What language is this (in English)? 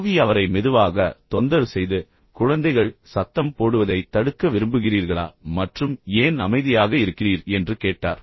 Tamil